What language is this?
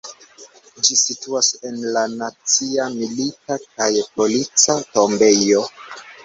Esperanto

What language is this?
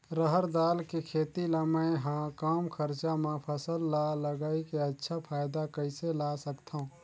Chhattisgarhi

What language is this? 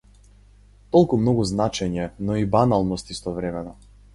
Macedonian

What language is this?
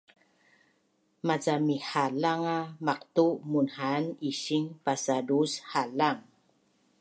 Bunun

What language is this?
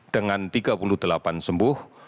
Indonesian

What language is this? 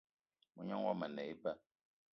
Eton (Cameroon)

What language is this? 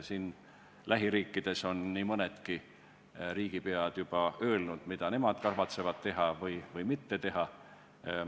Estonian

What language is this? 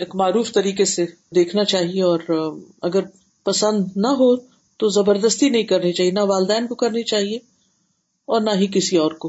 Urdu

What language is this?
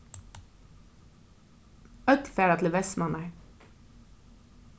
Faroese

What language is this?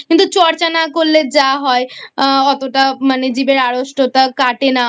Bangla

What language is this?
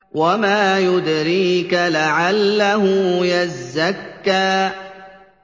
Arabic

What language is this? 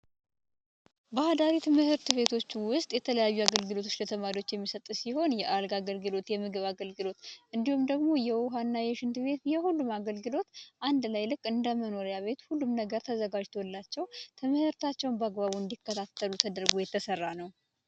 Amharic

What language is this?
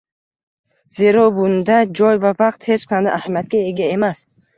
Uzbek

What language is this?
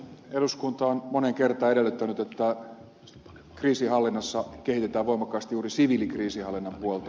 Finnish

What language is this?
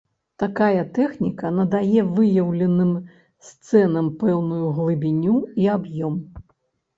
Belarusian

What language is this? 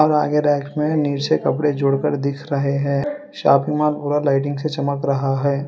Hindi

